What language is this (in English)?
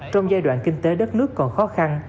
Vietnamese